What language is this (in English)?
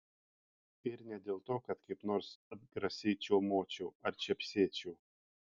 Lithuanian